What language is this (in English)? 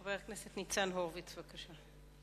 Hebrew